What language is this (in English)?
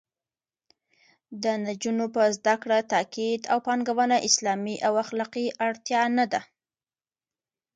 Pashto